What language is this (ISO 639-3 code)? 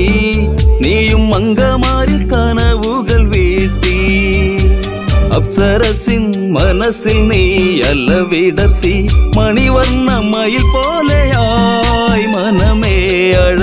mal